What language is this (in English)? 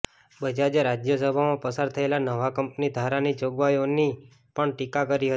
Gujarati